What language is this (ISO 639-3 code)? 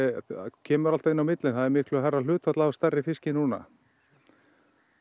isl